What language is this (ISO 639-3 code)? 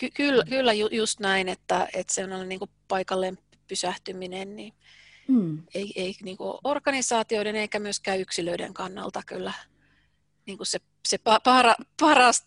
fin